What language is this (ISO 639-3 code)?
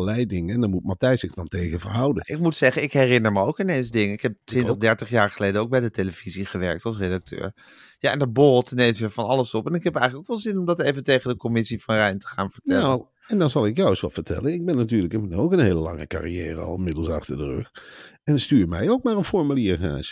nld